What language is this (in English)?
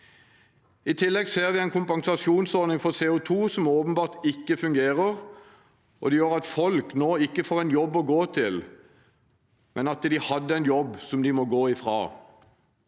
Norwegian